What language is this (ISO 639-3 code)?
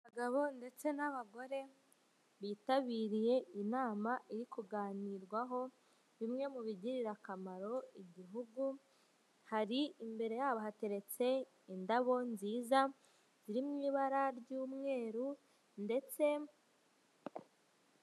kin